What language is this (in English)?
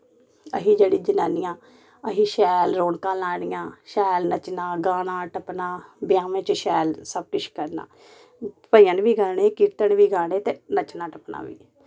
Dogri